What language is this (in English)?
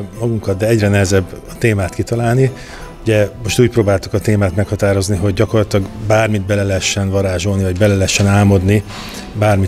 Hungarian